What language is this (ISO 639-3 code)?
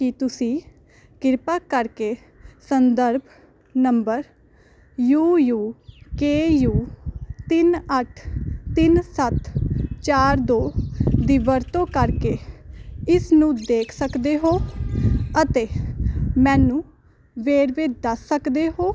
pan